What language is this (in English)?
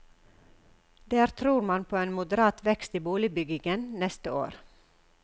Norwegian